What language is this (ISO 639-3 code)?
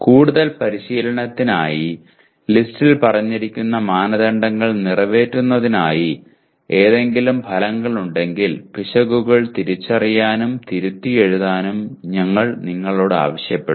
mal